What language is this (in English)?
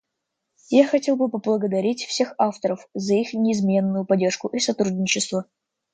Russian